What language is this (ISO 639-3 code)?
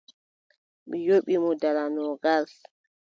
fub